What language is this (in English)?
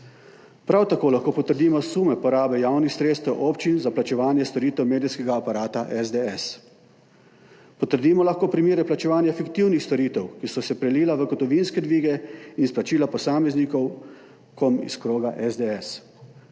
Slovenian